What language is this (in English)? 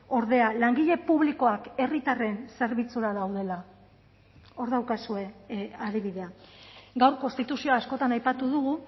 Basque